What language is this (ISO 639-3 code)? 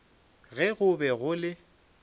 nso